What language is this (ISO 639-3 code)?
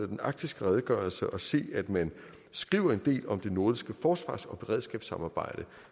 dan